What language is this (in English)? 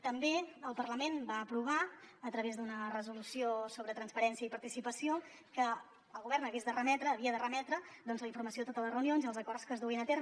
Catalan